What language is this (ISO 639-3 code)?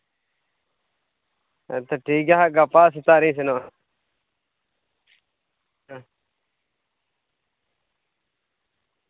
sat